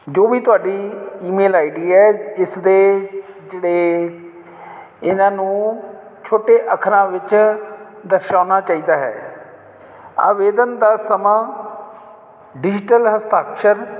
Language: Punjabi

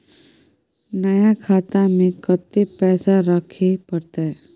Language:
Maithili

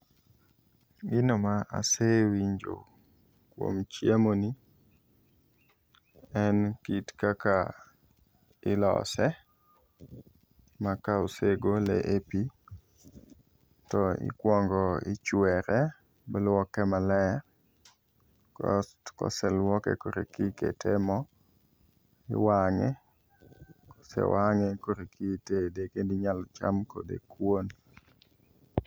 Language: Luo (Kenya and Tanzania)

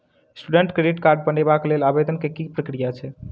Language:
Maithili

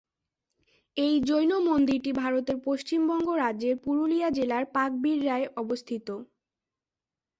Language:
Bangla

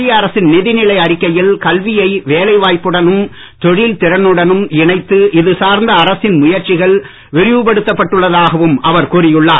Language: Tamil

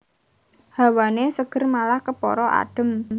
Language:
Javanese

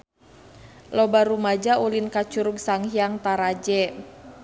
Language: Sundanese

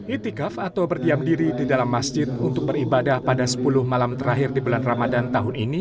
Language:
Indonesian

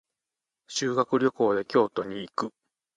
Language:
Japanese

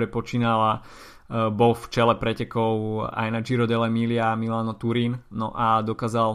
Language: Slovak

